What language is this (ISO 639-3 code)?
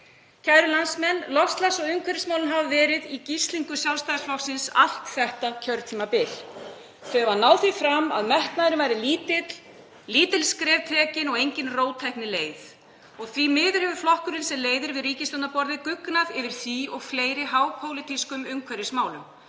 isl